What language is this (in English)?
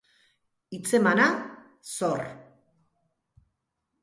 Basque